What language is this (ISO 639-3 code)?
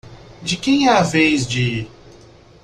por